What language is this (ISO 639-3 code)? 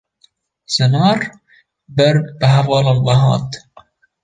kur